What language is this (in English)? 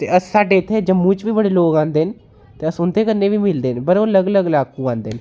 Dogri